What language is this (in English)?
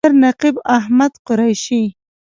Pashto